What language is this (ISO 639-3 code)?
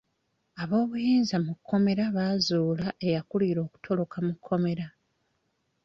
lug